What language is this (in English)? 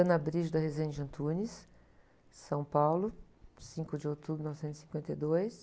Portuguese